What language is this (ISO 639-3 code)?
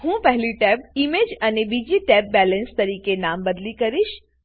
guj